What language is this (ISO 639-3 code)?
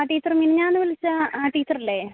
mal